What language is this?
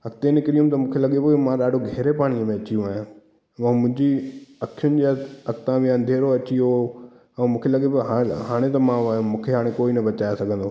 Sindhi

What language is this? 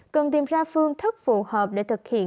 Vietnamese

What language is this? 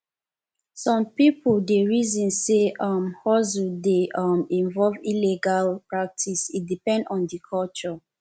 Nigerian Pidgin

